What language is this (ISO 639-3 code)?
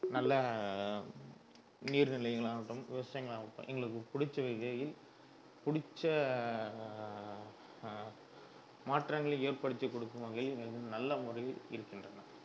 tam